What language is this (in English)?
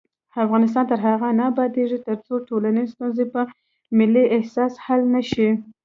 Pashto